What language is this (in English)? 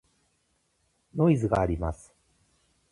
Japanese